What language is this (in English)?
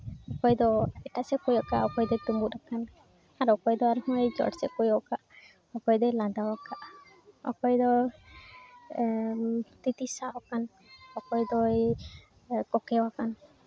Santali